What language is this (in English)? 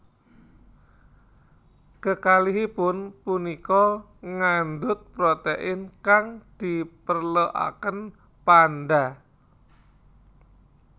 Javanese